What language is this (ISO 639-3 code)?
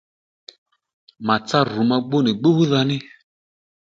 led